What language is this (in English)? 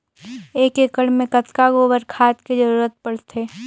Chhattisgarhi